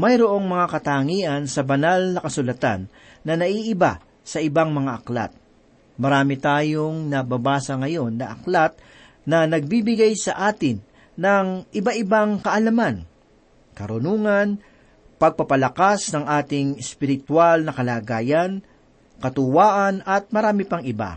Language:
Filipino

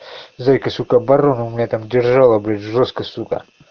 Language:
Russian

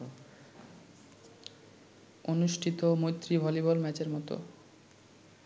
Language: Bangla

